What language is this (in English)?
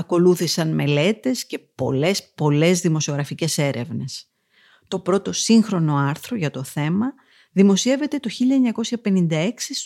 Greek